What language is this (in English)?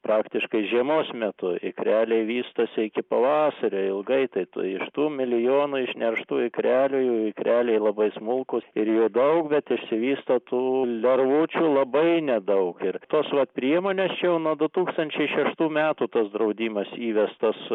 Lithuanian